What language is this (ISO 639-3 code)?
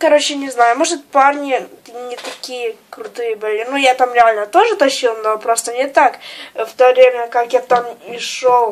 rus